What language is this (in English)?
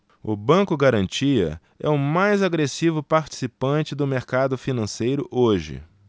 Portuguese